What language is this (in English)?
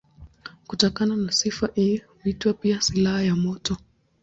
Swahili